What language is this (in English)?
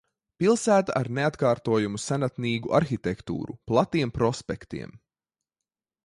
Latvian